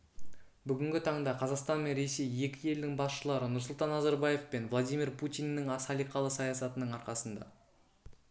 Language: Kazakh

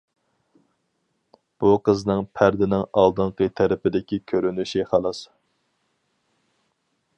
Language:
Uyghur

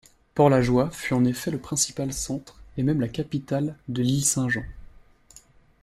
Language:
French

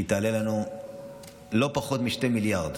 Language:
Hebrew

